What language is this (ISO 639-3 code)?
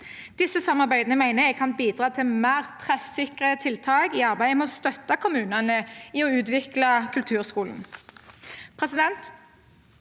nor